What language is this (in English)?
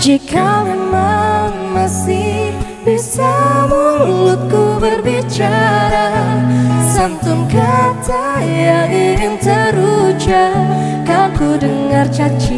Indonesian